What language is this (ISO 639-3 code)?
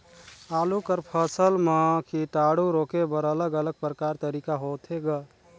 hne